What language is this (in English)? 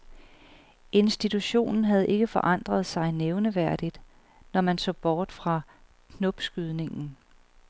Danish